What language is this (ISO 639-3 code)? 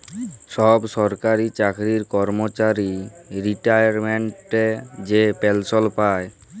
ben